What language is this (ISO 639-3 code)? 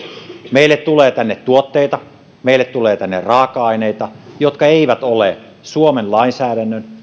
fin